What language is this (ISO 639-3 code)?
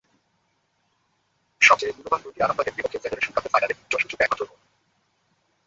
ben